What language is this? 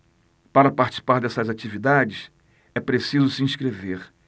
Portuguese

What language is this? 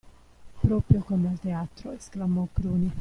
Italian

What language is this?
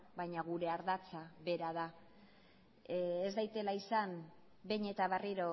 Basque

